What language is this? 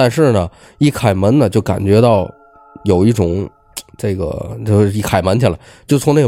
Chinese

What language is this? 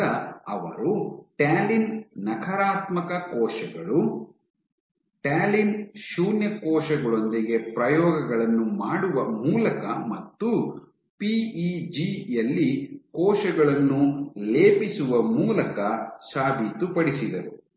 Kannada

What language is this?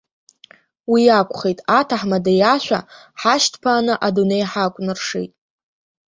Abkhazian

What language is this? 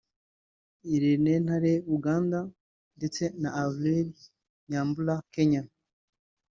Kinyarwanda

